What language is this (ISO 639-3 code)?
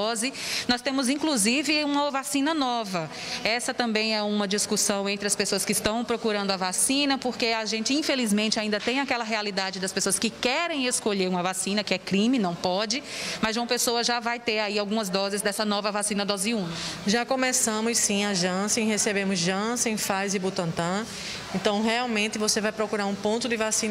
por